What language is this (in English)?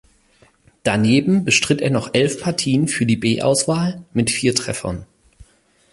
German